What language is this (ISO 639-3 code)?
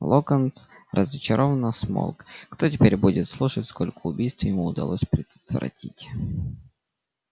rus